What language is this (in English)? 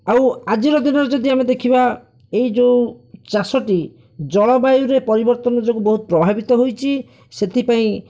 Odia